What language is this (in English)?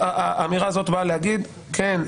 Hebrew